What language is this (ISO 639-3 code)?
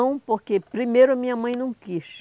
por